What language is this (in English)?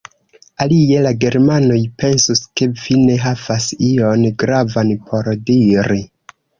Esperanto